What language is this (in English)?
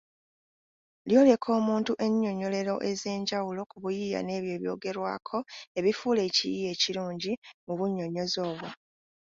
Ganda